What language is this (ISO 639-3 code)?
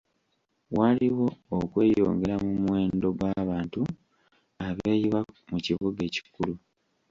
lug